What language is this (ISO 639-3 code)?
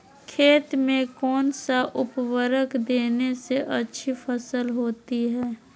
mag